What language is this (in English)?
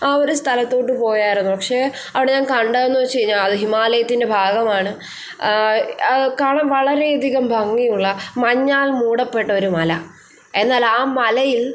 Malayalam